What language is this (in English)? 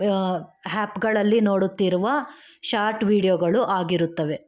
Kannada